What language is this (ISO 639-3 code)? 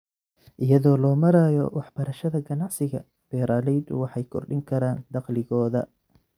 som